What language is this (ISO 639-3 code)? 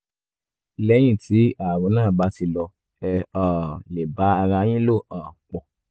yor